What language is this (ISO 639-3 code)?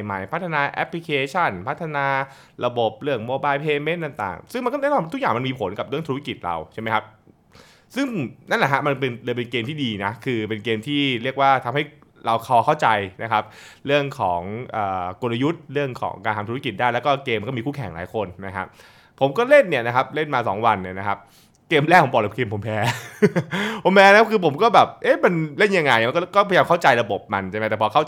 tha